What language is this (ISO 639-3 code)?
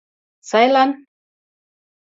chm